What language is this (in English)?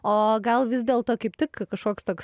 Lithuanian